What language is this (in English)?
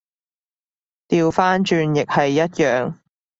Cantonese